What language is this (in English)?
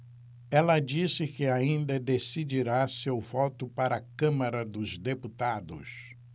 Portuguese